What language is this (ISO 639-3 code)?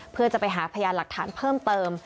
tha